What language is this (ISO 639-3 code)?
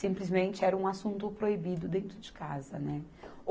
por